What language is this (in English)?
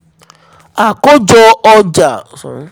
Yoruba